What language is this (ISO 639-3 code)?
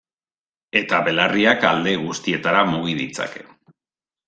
eus